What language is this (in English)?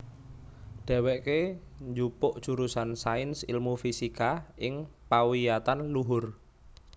Javanese